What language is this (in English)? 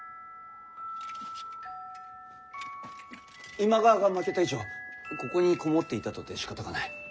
Japanese